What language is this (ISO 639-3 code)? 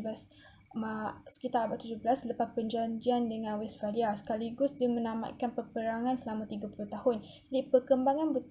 msa